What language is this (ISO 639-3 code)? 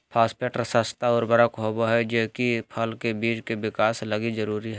mag